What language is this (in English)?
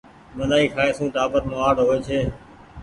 Goaria